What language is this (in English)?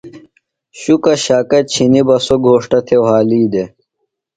Phalura